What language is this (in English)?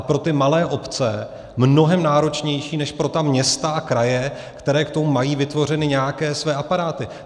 Czech